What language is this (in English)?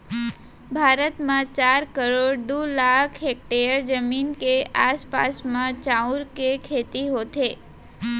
Chhattisgarhi